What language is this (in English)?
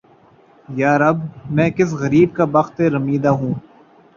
Urdu